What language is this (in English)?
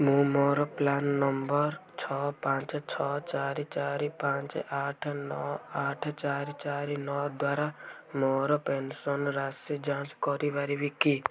Odia